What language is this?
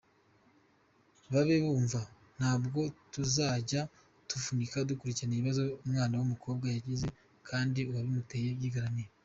Kinyarwanda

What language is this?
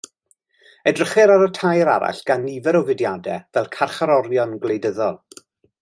Welsh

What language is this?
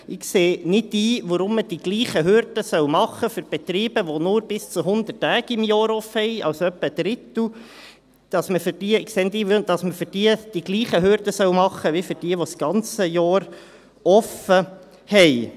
Swiss German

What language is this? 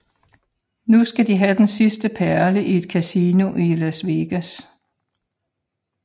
Danish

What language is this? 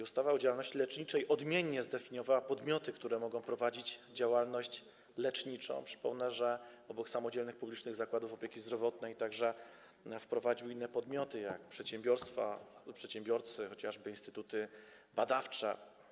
Polish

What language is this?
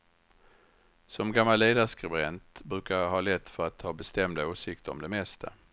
Swedish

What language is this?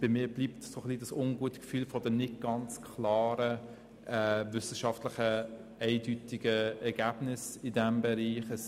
Swiss German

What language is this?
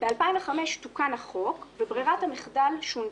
Hebrew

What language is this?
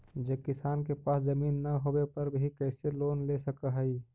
Magahi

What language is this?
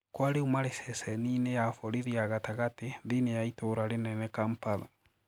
Kikuyu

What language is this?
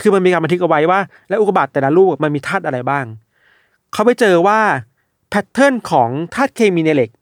Thai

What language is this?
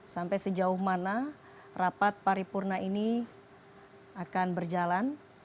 Indonesian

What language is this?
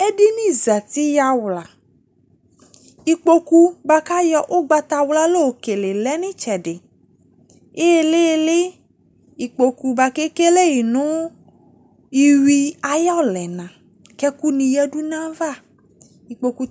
Ikposo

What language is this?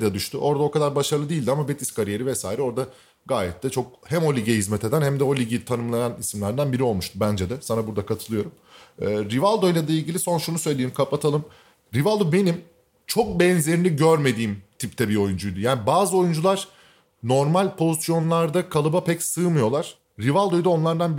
Turkish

